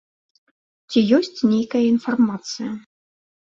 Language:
Belarusian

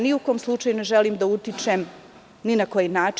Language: Serbian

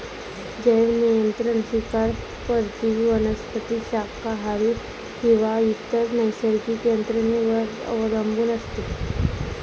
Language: Marathi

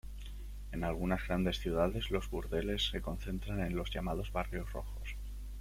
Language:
Spanish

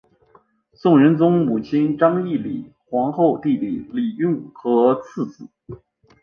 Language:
Chinese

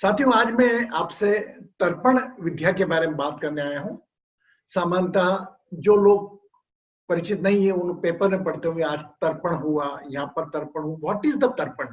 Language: Hindi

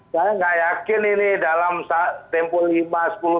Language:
Indonesian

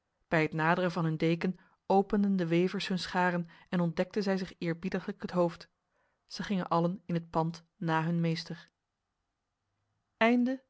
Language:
Dutch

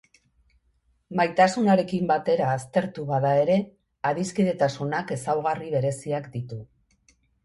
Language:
Basque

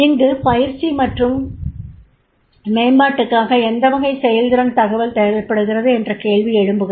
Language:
Tamil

